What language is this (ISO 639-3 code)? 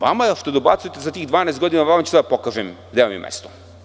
srp